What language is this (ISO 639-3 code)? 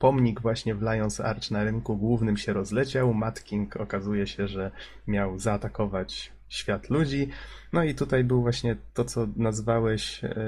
pol